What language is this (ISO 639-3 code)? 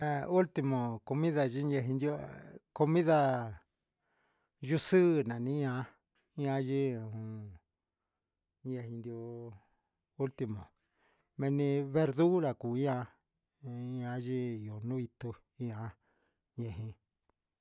mxs